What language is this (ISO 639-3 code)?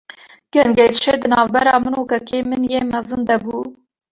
kur